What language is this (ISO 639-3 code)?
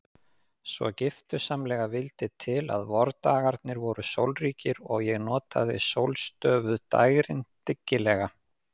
isl